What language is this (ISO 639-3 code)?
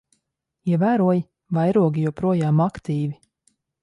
lav